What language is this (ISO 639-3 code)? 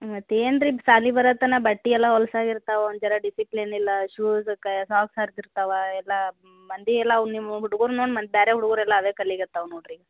kan